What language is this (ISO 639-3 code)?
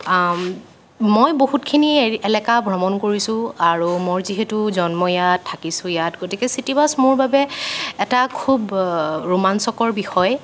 asm